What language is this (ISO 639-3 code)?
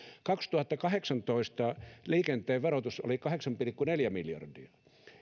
fin